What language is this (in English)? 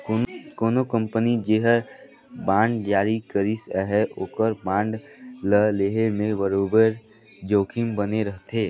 Chhattisgarhi